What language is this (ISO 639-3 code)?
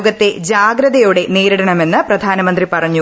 mal